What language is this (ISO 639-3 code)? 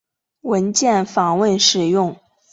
zho